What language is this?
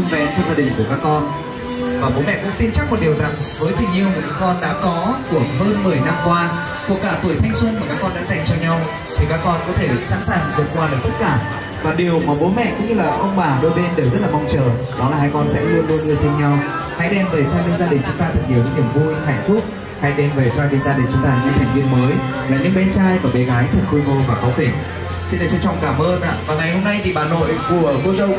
Vietnamese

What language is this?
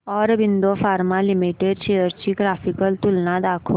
Marathi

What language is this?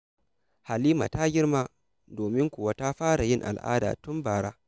Hausa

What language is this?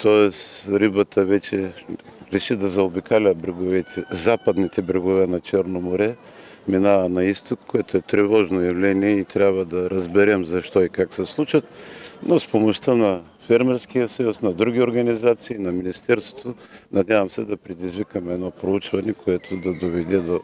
Bulgarian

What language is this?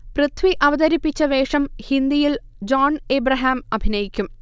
Malayalam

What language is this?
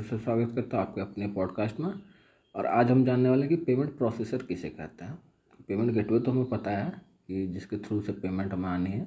Hindi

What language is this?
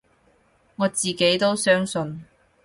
Cantonese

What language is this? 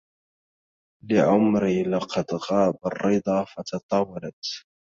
Arabic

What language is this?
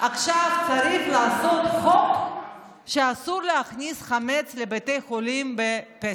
Hebrew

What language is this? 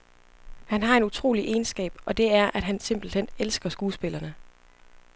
Danish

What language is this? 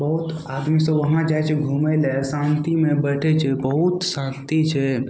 Maithili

